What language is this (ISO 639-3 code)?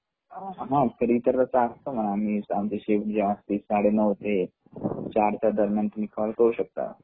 mar